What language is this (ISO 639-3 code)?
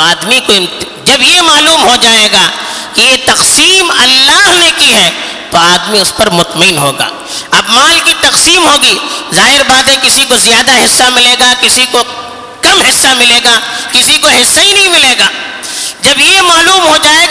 urd